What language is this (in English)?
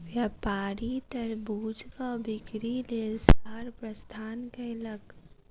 Maithili